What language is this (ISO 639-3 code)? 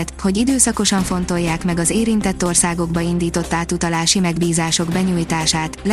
hun